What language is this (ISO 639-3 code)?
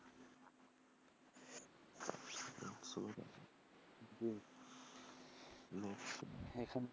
ben